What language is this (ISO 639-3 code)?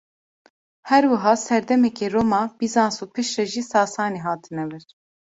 kur